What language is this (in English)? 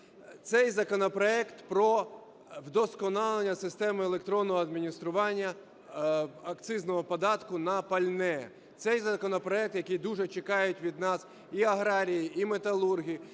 Ukrainian